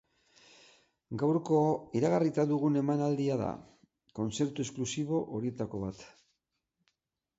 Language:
Basque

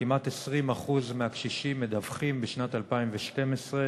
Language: Hebrew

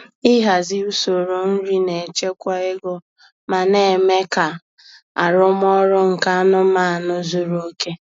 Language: Igbo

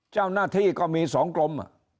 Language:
Thai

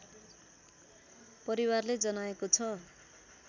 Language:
Nepali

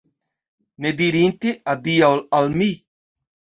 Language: Esperanto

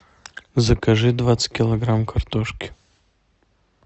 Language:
Russian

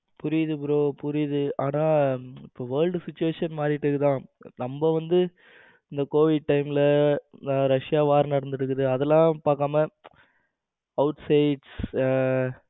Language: Tamil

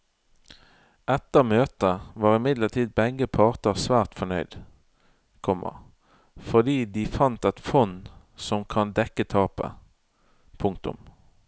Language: Norwegian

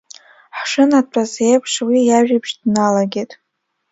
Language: Abkhazian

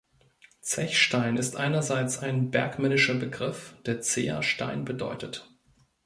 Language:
German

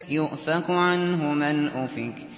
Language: Arabic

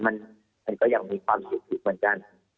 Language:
Thai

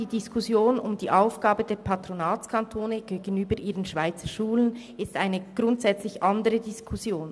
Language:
Swiss German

